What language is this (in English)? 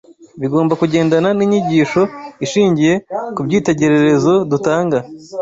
Kinyarwanda